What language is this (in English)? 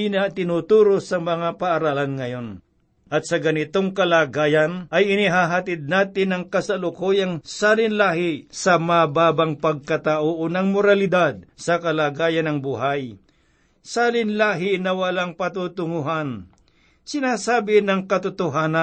Filipino